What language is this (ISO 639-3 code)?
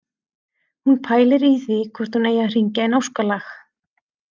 isl